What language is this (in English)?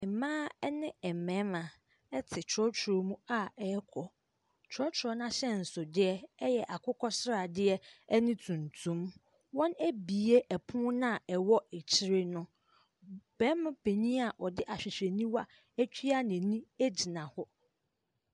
Akan